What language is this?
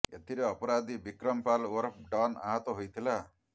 Odia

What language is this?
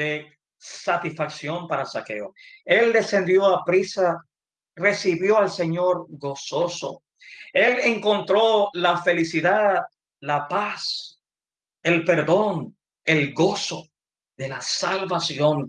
Spanish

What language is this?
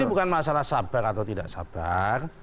Indonesian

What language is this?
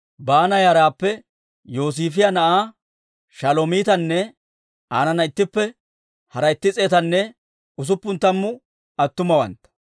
Dawro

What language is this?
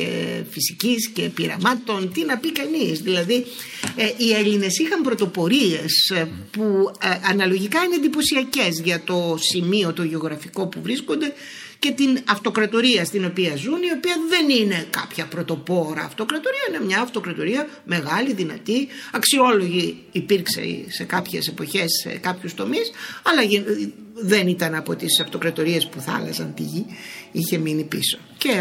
Greek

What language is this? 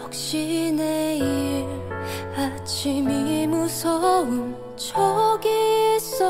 Korean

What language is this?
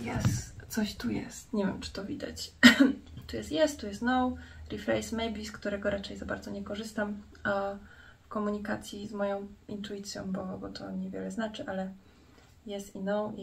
Polish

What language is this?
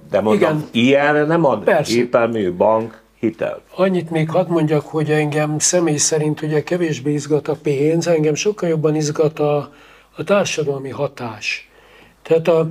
Hungarian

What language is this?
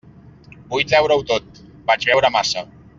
Catalan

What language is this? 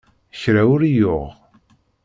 Kabyle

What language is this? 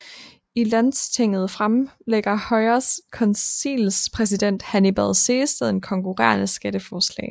Danish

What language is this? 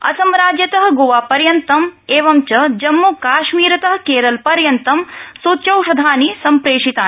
Sanskrit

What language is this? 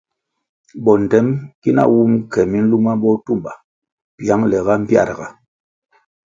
Kwasio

